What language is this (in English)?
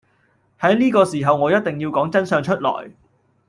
Cantonese